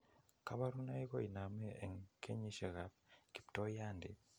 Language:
Kalenjin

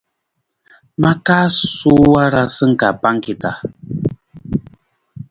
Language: Nawdm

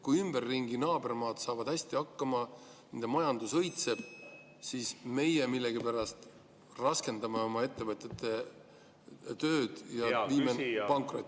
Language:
Estonian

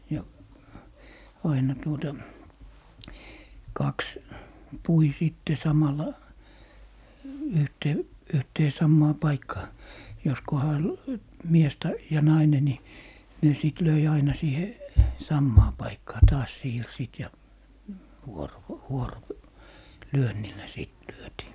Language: Finnish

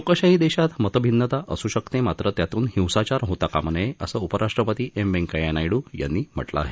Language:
Marathi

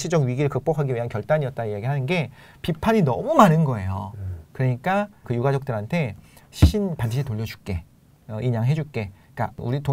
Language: Korean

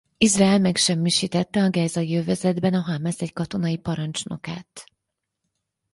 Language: Hungarian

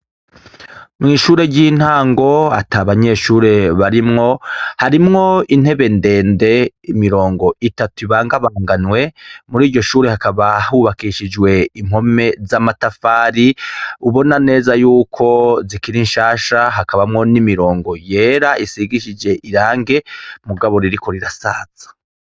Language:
Rundi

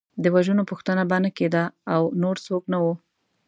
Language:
Pashto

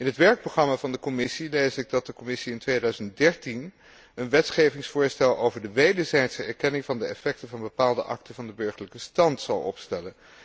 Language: Dutch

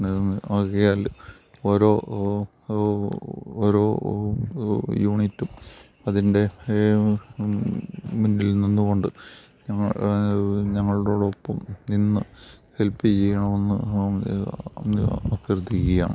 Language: Malayalam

